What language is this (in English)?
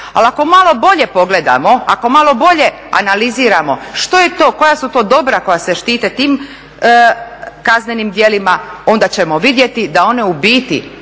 Croatian